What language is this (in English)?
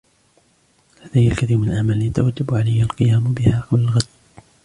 Arabic